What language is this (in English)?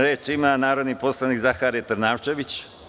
Serbian